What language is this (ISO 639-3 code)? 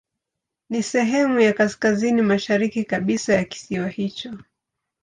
swa